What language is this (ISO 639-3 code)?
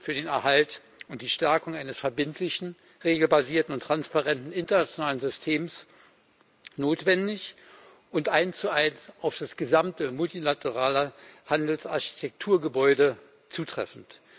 deu